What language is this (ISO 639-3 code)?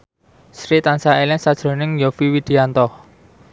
jav